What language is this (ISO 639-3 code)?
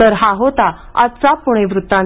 mar